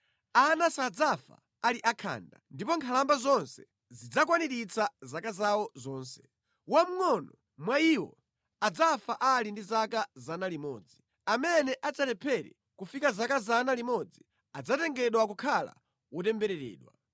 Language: Nyanja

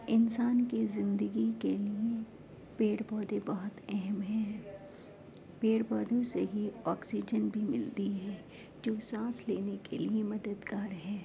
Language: Urdu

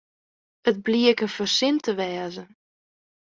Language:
Western Frisian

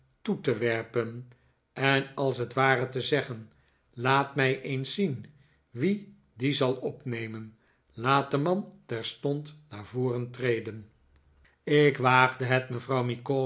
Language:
Dutch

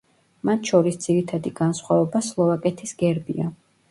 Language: Georgian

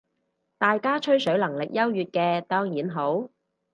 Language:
Cantonese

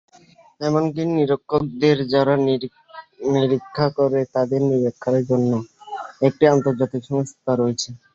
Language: Bangla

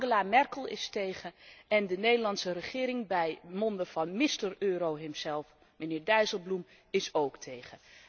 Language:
Dutch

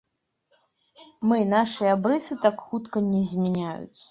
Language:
Belarusian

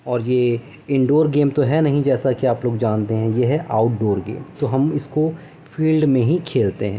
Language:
Urdu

